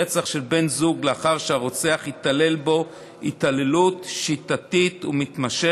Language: Hebrew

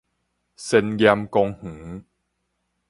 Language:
Min Nan Chinese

